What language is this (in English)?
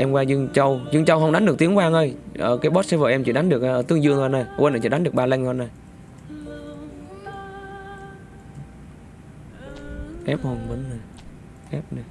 Vietnamese